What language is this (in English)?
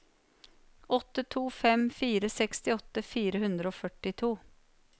Norwegian